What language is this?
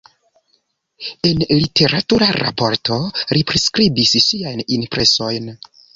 Esperanto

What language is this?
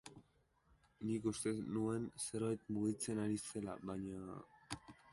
Basque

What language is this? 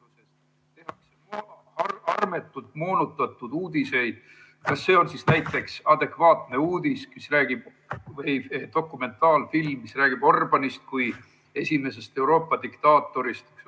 Estonian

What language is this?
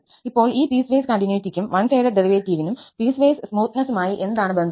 Malayalam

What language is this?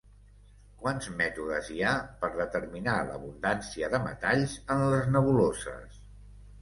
Catalan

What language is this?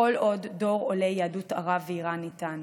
Hebrew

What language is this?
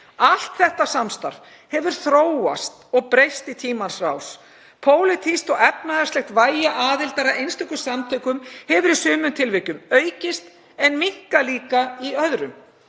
Icelandic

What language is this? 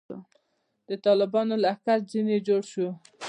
Pashto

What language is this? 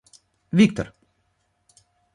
Russian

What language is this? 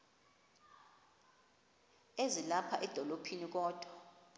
Xhosa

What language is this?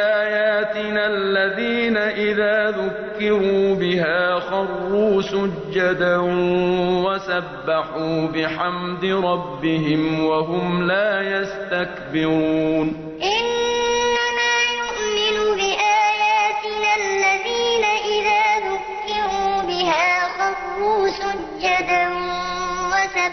Arabic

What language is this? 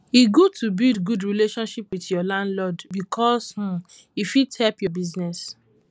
Nigerian Pidgin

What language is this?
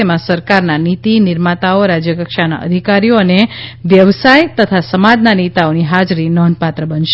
Gujarati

